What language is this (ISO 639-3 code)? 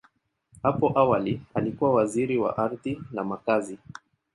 swa